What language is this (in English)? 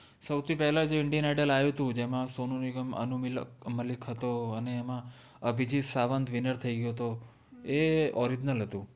Gujarati